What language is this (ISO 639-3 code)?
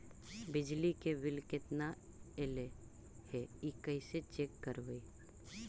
mag